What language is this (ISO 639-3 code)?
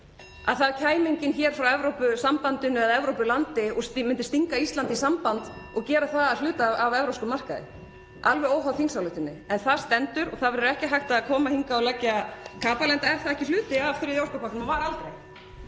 isl